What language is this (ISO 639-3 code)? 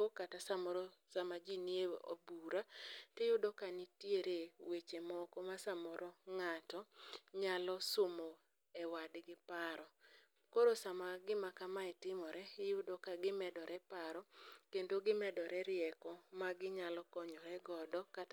luo